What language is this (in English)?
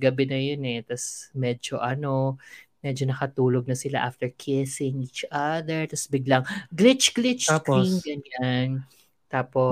Filipino